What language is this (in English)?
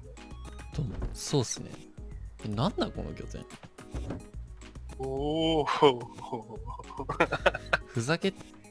Japanese